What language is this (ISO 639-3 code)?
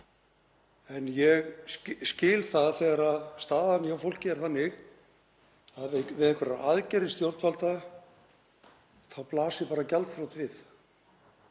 isl